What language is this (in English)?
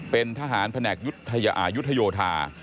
Thai